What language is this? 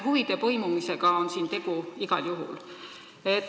Estonian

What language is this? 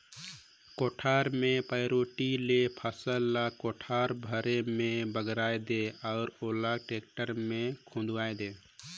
Chhattisgarhi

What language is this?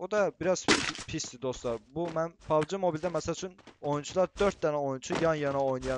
Turkish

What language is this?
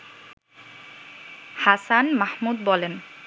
Bangla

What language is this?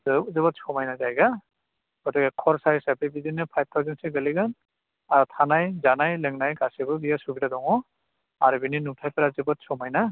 Bodo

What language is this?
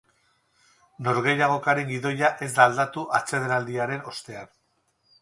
Basque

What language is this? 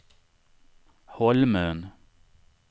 Swedish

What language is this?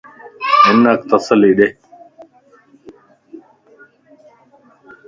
Lasi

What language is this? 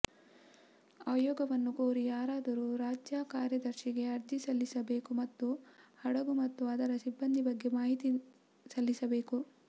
Kannada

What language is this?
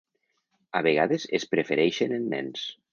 Catalan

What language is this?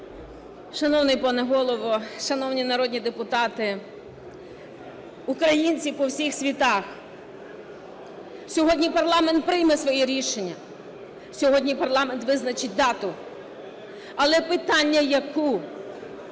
Ukrainian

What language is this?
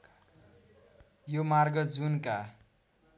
Nepali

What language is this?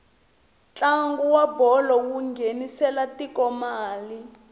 Tsonga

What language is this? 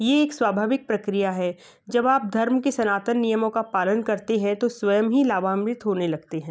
Hindi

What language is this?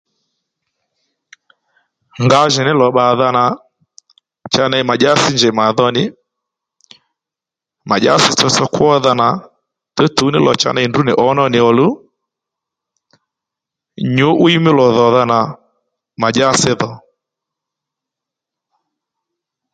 Lendu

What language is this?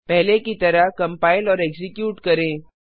Hindi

